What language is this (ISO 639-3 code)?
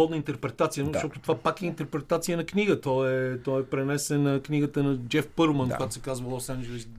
bul